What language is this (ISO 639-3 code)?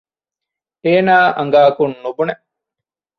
div